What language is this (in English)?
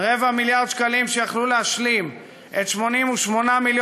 Hebrew